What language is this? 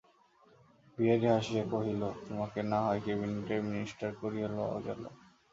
Bangla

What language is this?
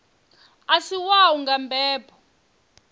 Venda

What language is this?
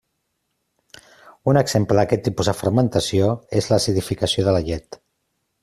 Catalan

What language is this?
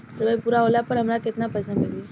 Bhojpuri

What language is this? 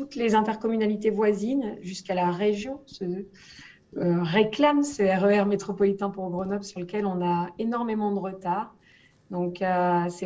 French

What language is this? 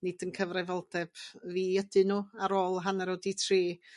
Welsh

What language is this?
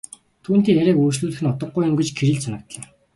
Mongolian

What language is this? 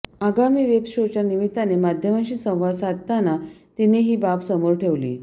Marathi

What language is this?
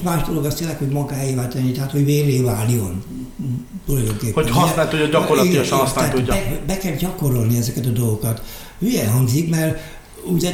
Hungarian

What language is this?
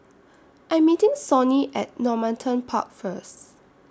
English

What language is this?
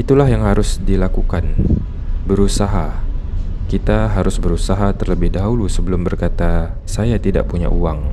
Indonesian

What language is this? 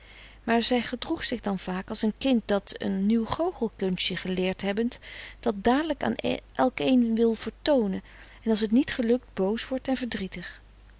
Dutch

